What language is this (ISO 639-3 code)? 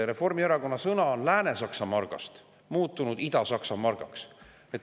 est